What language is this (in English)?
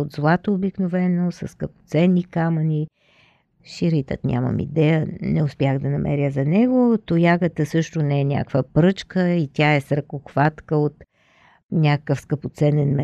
Bulgarian